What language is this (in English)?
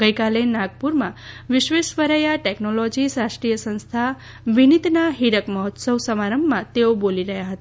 Gujarati